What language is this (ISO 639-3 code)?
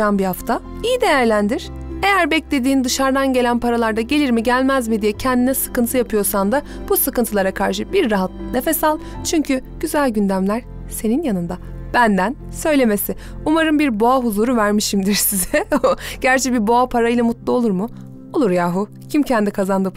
tur